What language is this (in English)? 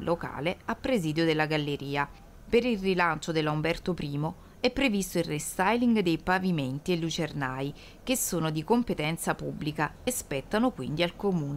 Italian